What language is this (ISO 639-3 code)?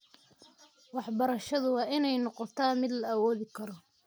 som